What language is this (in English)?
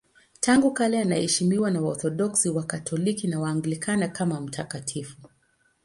Swahili